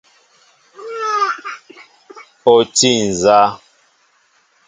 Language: Mbo (Cameroon)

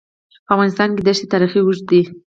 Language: Pashto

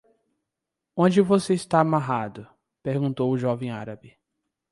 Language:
Portuguese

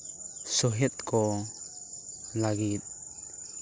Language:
Santali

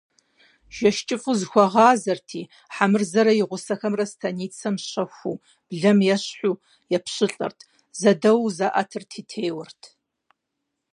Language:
Kabardian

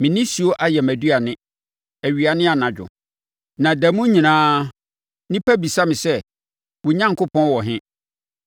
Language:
Akan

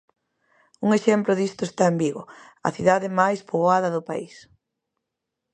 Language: Galician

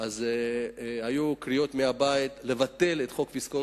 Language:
Hebrew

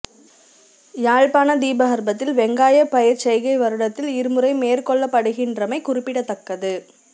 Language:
Tamil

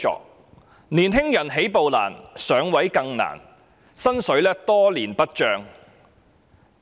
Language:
Cantonese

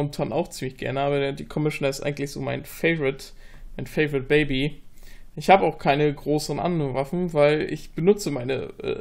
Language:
German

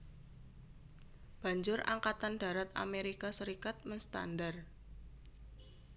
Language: Javanese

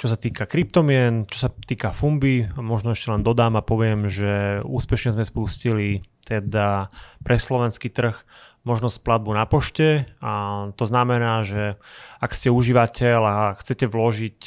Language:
Slovak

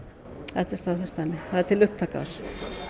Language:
Icelandic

